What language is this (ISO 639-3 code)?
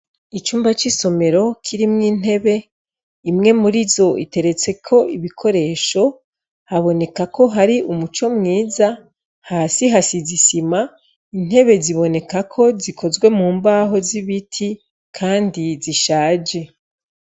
run